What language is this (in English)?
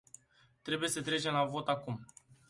Romanian